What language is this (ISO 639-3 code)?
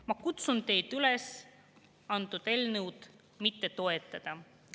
est